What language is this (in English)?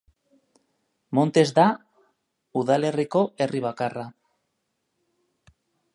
Basque